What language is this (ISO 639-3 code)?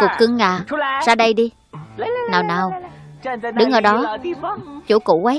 vie